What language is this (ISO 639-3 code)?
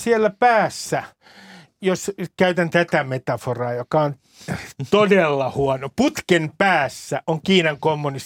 fin